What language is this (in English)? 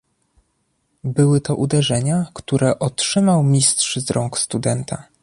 Polish